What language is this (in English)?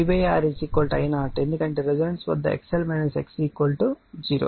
Telugu